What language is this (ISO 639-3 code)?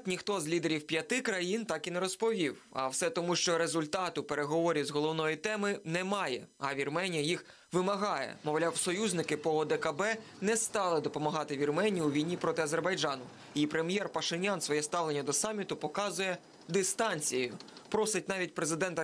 ukr